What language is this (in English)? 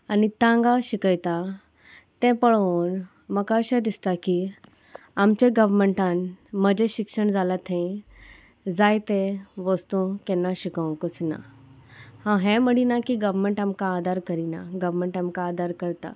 Konkani